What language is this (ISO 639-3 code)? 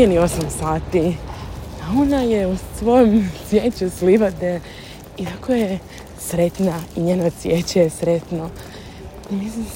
hrv